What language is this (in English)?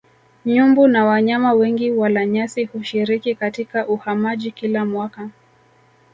Swahili